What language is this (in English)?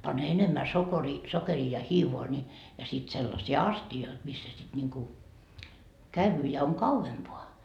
Finnish